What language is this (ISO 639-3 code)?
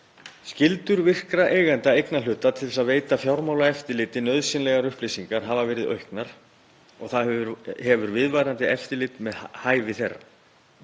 isl